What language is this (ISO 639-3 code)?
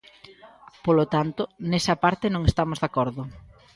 glg